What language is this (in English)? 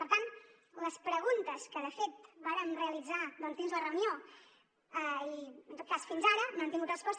Catalan